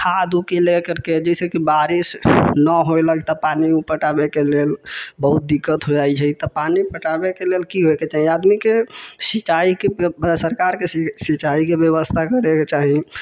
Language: Maithili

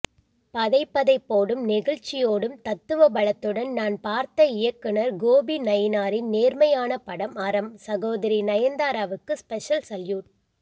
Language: Tamil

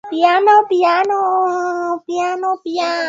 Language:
Swahili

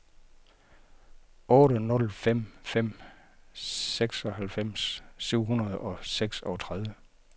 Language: Danish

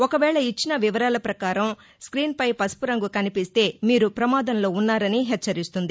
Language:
Telugu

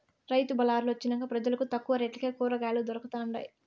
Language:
Telugu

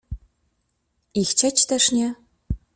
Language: Polish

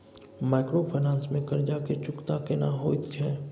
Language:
Maithili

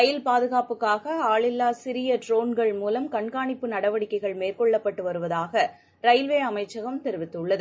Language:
Tamil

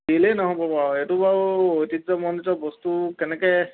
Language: Assamese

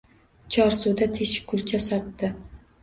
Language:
Uzbek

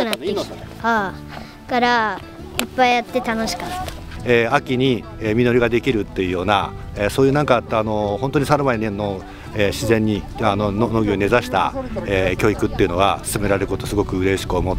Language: Japanese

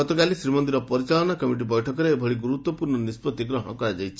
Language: Odia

